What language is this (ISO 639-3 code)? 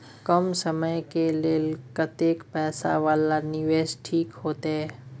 mai